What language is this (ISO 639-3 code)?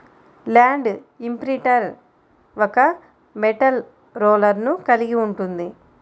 tel